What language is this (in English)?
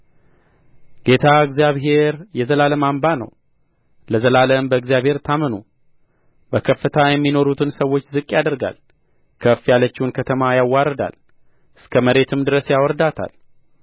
Amharic